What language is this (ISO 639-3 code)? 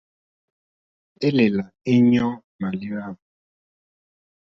bri